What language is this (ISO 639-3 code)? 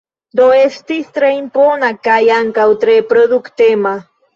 epo